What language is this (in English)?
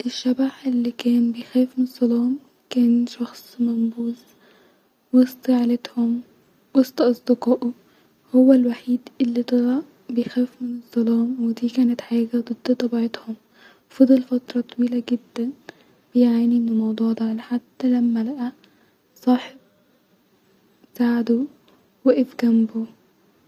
Egyptian Arabic